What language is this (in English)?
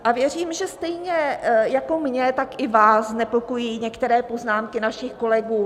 Czech